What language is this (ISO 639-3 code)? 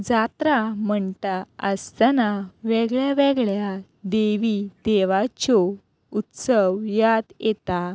kok